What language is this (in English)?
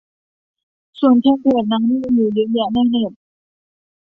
Thai